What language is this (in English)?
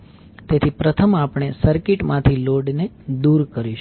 Gujarati